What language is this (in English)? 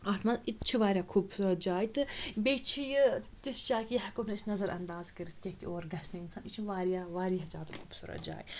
Kashmiri